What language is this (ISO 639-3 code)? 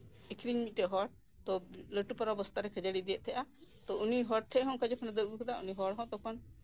sat